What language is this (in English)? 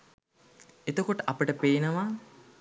Sinhala